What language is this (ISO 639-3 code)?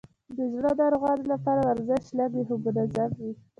pus